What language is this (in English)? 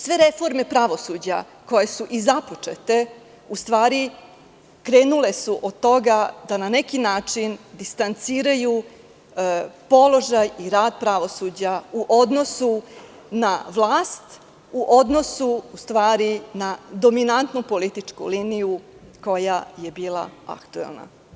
Serbian